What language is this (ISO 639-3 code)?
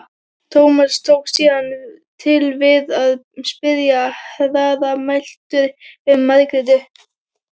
isl